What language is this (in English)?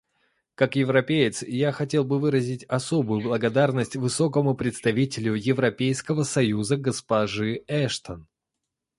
Russian